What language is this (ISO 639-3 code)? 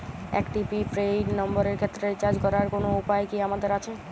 ben